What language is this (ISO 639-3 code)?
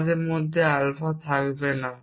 ben